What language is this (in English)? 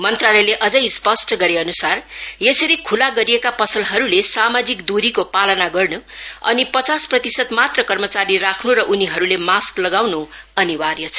Nepali